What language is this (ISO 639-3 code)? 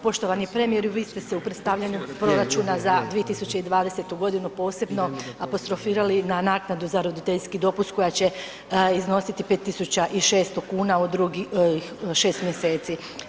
hrv